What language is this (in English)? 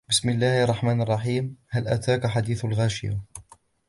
Arabic